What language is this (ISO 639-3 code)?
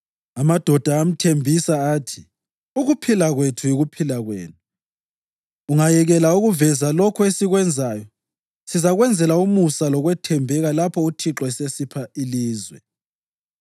nde